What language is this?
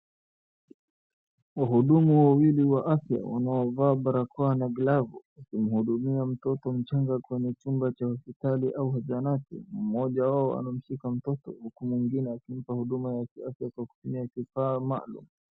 Swahili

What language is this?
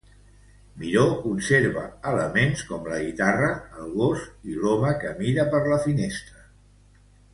Catalan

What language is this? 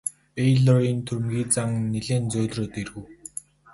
Mongolian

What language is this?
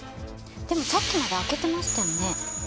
Japanese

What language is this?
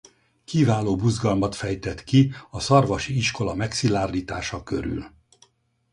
Hungarian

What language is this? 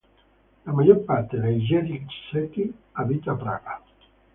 Italian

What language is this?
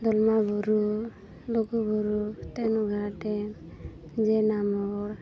Santali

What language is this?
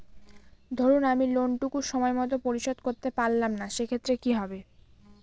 Bangla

